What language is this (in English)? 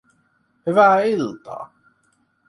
Finnish